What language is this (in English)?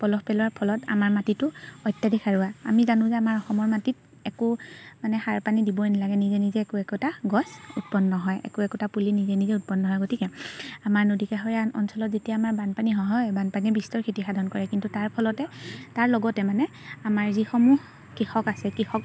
Assamese